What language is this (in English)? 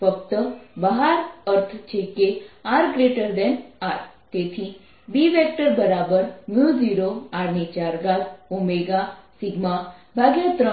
Gujarati